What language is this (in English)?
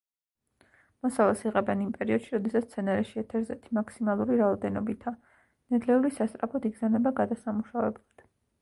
Georgian